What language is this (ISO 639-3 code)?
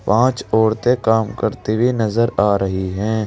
hin